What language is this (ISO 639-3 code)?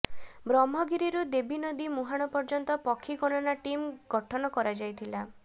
ori